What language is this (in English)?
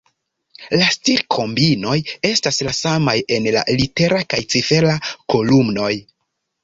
Esperanto